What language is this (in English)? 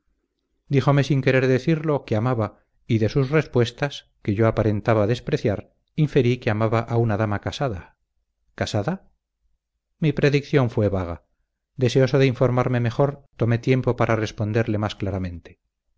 Spanish